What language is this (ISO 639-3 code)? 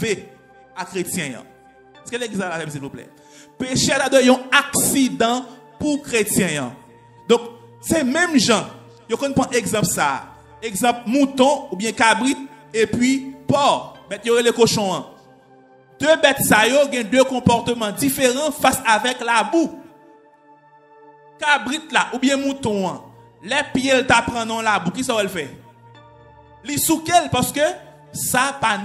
fra